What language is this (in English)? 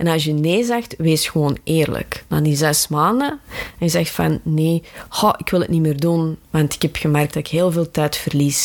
Dutch